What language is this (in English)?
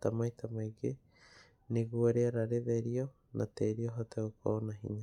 Kikuyu